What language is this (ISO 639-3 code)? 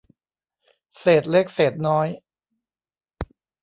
tha